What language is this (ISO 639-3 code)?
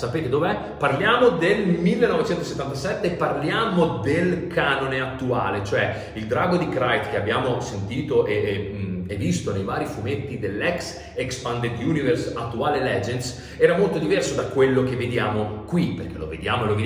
ita